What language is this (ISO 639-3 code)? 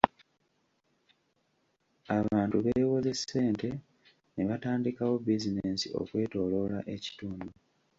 lug